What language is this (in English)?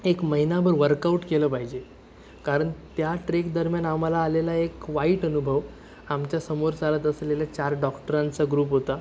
Marathi